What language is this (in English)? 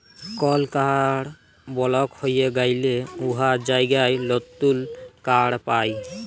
Bangla